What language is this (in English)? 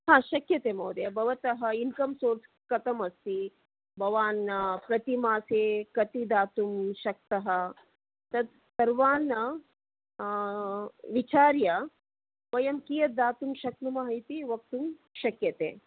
Sanskrit